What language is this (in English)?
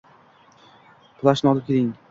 Uzbek